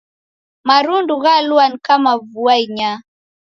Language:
Taita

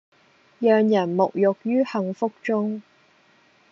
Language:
Cantonese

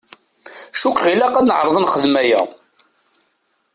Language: Kabyle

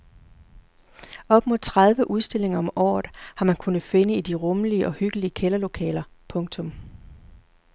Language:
Danish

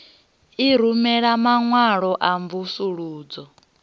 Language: Venda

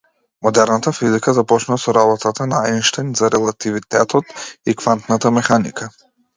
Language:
Macedonian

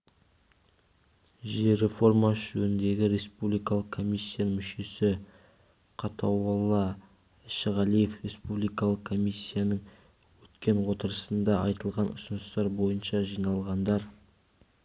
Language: Kazakh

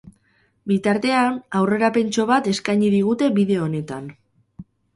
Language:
Basque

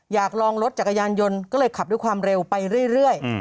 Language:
Thai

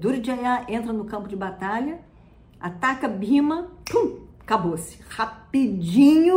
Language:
Portuguese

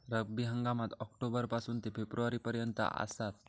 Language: Marathi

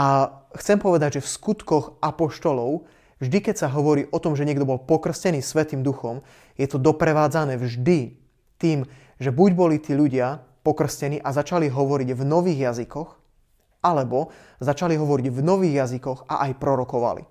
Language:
Slovak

